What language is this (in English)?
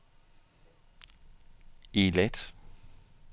Danish